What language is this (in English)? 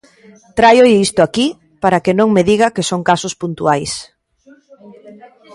Galician